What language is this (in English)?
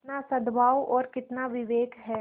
Hindi